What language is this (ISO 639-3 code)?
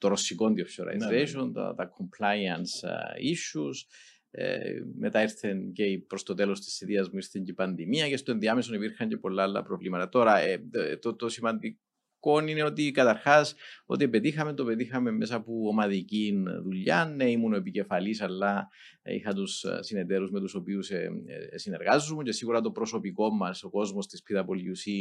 ell